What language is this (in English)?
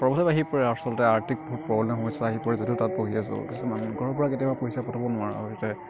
Assamese